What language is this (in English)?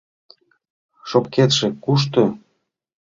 Mari